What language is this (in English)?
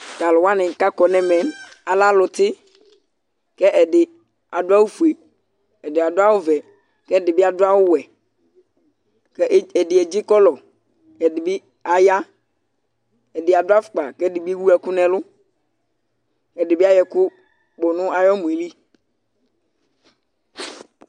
Ikposo